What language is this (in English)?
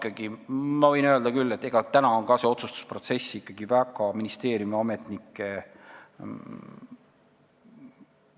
Estonian